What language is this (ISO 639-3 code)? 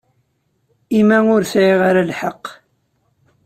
kab